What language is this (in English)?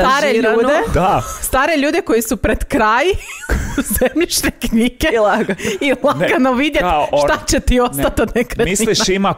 Croatian